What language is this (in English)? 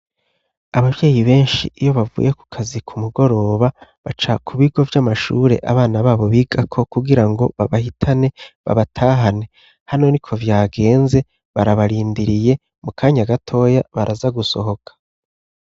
Rundi